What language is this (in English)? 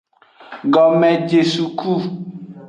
Aja (Benin)